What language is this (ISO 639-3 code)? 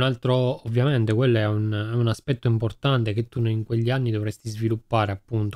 ita